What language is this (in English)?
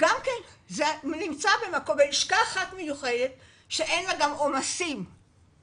Hebrew